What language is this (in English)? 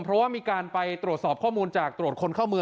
Thai